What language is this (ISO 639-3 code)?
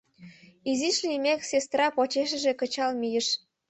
chm